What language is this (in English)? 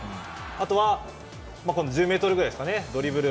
Japanese